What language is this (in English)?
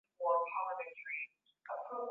Swahili